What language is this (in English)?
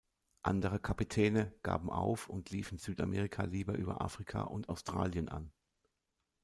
German